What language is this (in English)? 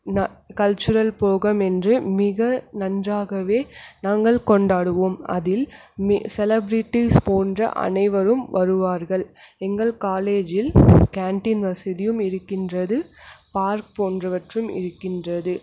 Tamil